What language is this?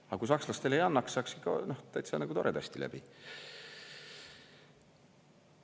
Estonian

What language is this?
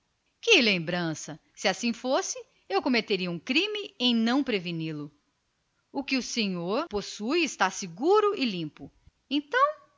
Portuguese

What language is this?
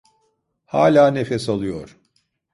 Turkish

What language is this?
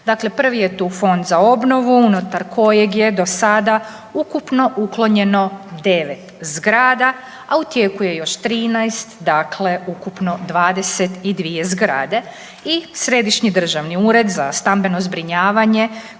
Croatian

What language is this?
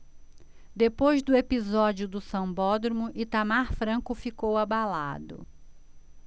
Portuguese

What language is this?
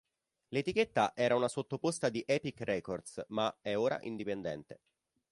Italian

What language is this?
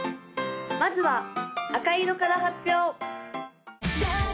Japanese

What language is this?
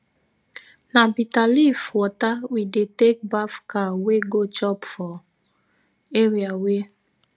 Nigerian Pidgin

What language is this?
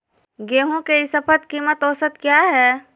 Magahi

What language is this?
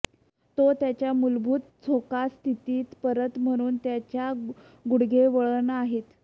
Marathi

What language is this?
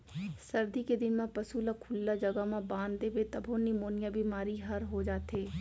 Chhattisgarhi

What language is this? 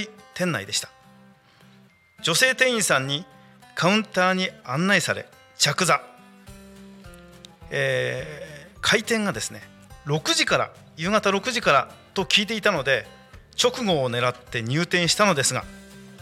Japanese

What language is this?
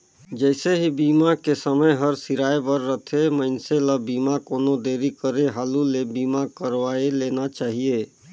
Chhattisgarhi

